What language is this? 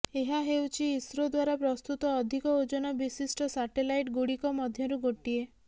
Odia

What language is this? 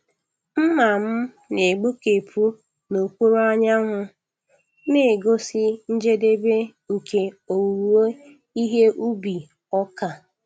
Igbo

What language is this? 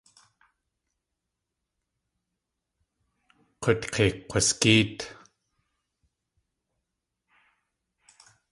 Tlingit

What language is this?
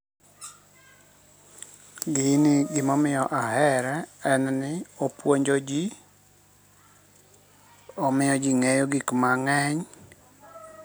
Luo (Kenya and Tanzania)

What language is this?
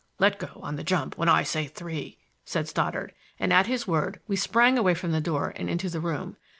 English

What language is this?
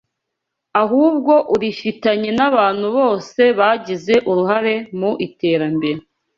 Kinyarwanda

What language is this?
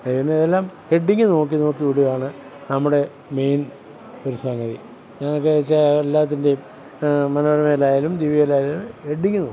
Malayalam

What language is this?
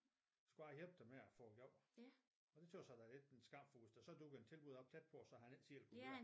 Danish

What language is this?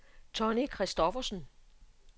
Danish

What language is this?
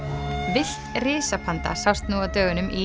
Icelandic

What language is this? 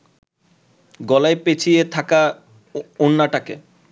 Bangla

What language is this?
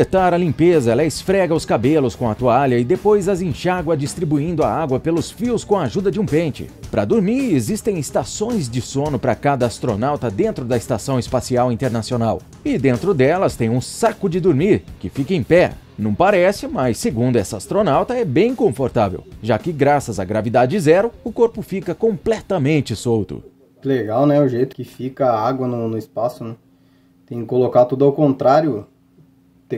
Portuguese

